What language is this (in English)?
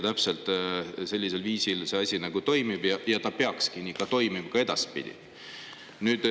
Estonian